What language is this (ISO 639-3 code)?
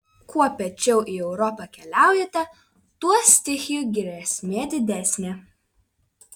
lit